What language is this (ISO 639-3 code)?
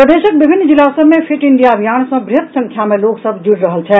mai